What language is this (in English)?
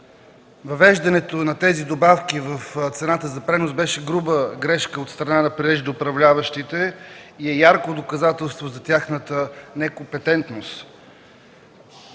Bulgarian